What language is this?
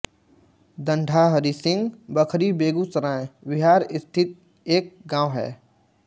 Hindi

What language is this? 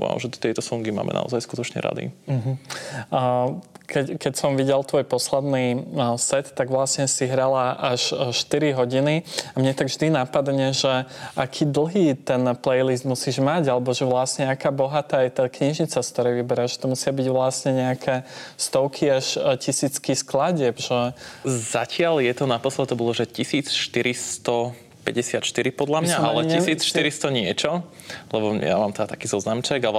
Slovak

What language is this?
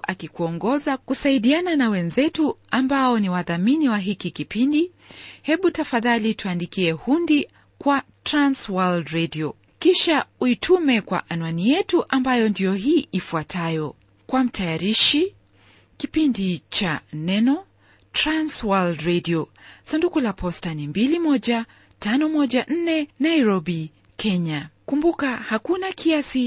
Swahili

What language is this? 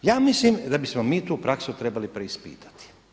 Croatian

